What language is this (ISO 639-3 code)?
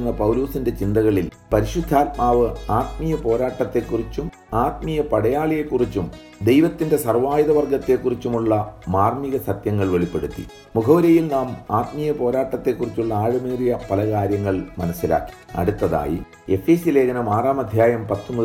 mal